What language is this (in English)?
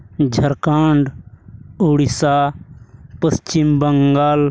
Santali